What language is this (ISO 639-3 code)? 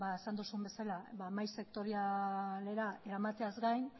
eus